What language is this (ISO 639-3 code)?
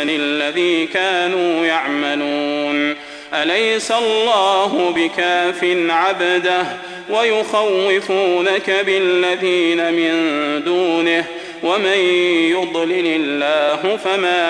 ara